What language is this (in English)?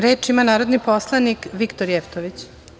Serbian